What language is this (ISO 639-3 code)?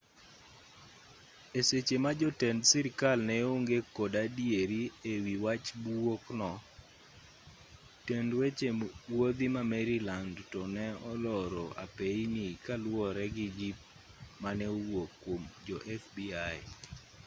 luo